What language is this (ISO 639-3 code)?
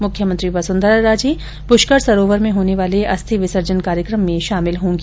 hin